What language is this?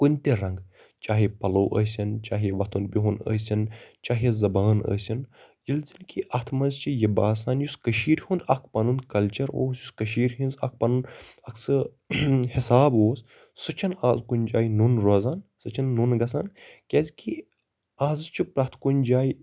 Kashmiri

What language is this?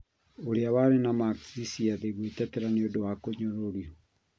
Kikuyu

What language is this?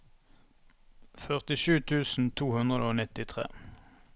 Norwegian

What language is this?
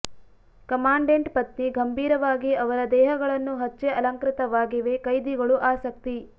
Kannada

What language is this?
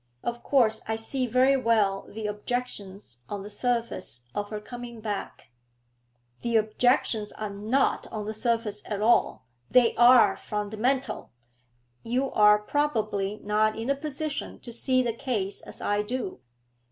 English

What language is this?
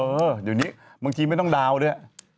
Thai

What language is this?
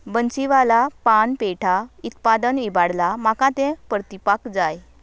Konkani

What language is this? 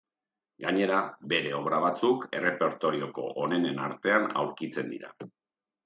Basque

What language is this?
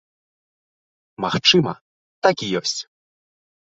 Belarusian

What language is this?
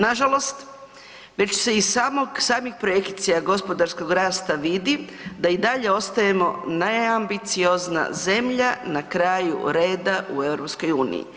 Croatian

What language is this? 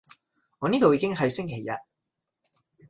Cantonese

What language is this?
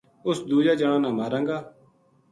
Gujari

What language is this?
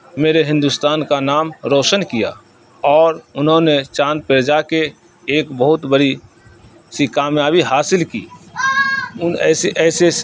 Urdu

